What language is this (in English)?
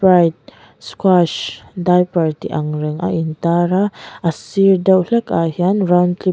Mizo